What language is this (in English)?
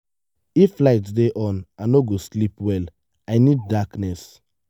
Nigerian Pidgin